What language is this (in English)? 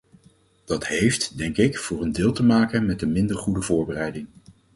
Dutch